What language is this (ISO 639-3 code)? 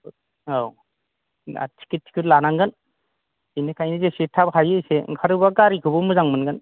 brx